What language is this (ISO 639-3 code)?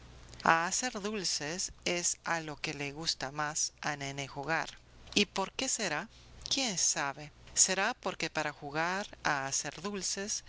spa